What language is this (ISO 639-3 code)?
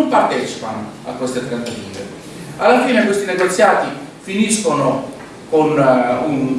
ita